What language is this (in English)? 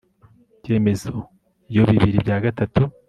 Kinyarwanda